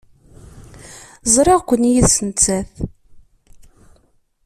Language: Kabyle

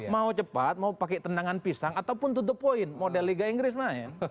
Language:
Indonesian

